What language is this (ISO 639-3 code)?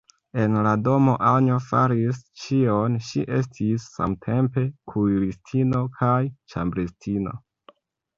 epo